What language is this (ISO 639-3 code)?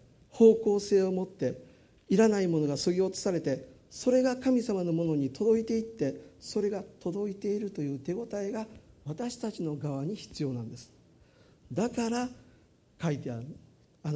jpn